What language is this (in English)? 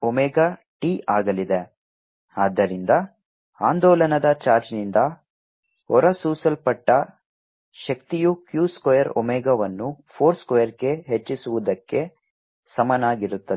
Kannada